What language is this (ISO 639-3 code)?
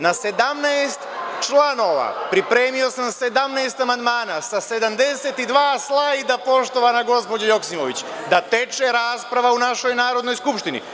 srp